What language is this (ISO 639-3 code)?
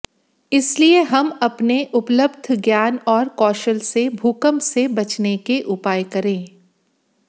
hin